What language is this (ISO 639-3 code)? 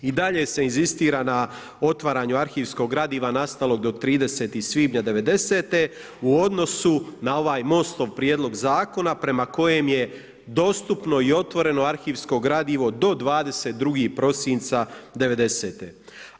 hrv